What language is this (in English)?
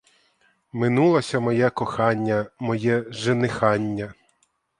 Ukrainian